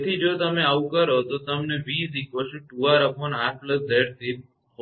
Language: Gujarati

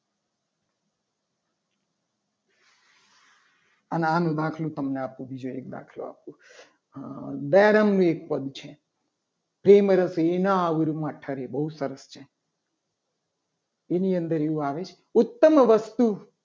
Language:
Gujarati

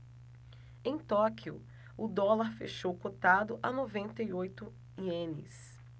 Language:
Portuguese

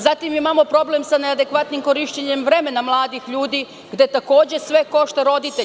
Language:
Serbian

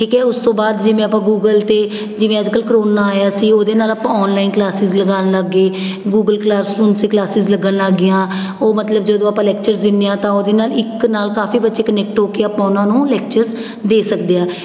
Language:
Punjabi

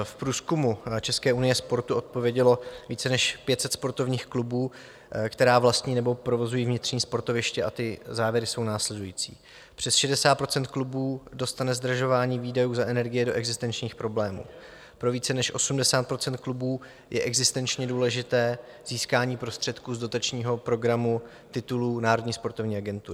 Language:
Czech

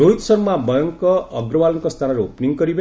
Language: Odia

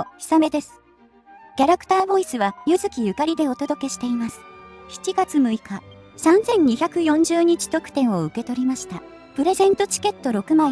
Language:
Japanese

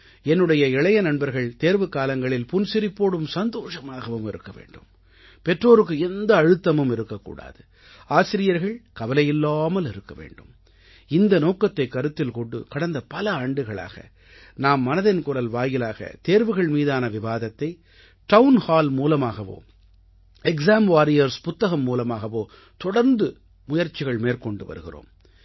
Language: Tamil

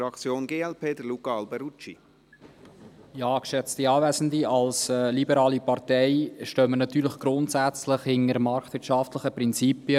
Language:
Swiss German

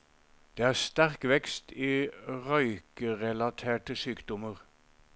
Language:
Norwegian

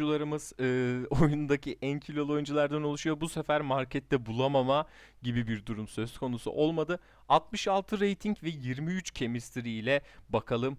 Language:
Turkish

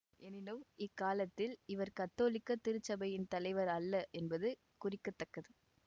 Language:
Tamil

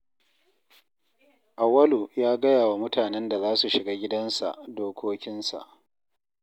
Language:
Hausa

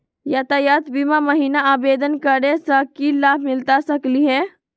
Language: Magahi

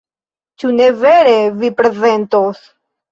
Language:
Esperanto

